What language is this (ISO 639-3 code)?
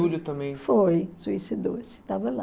por